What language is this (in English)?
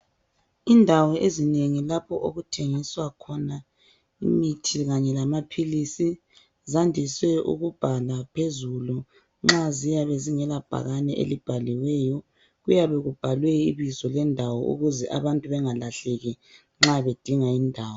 North Ndebele